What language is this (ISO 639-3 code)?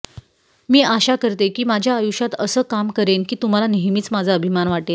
mar